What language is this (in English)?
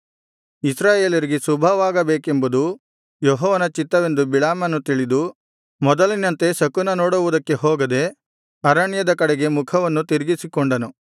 Kannada